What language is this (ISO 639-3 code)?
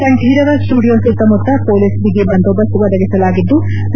kan